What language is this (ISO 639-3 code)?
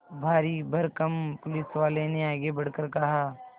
hin